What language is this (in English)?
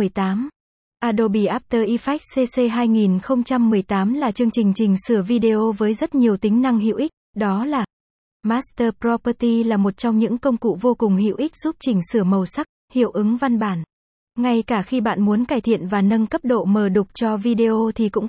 Vietnamese